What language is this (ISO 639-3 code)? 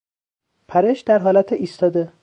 fas